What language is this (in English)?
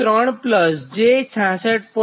Gujarati